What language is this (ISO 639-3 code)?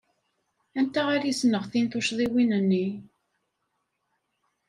kab